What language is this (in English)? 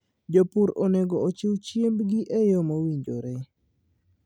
Luo (Kenya and Tanzania)